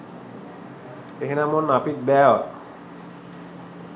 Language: Sinhala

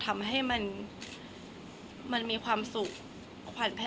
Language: Thai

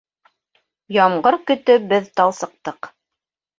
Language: Bashkir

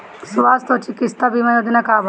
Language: Bhojpuri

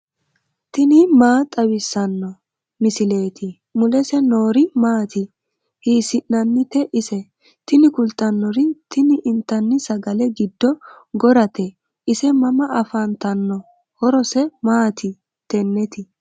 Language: Sidamo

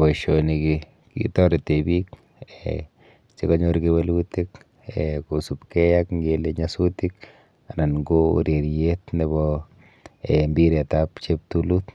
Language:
Kalenjin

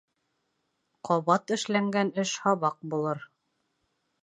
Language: Bashkir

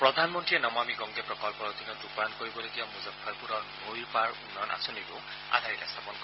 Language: Assamese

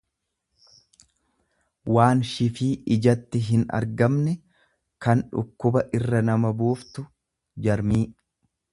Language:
Oromo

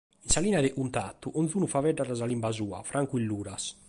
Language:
Sardinian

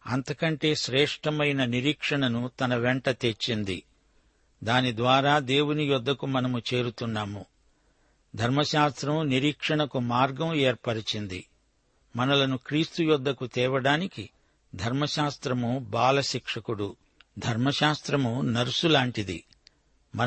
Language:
Telugu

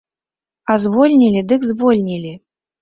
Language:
Belarusian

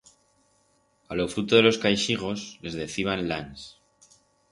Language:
Aragonese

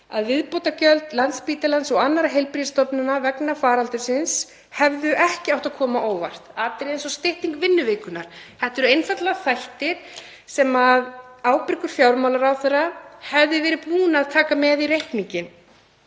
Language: Icelandic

